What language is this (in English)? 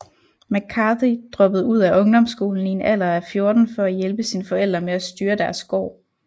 Danish